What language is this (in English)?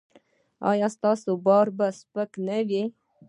Pashto